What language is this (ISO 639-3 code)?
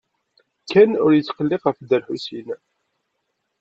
kab